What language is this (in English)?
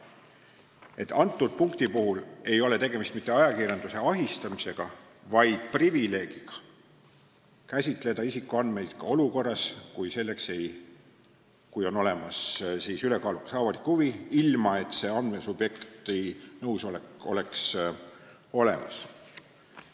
Estonian